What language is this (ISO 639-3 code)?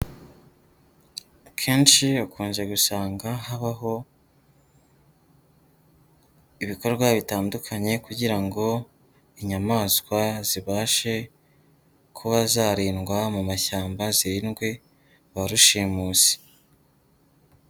kin